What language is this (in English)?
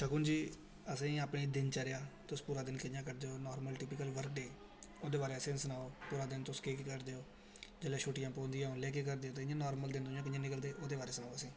Dogri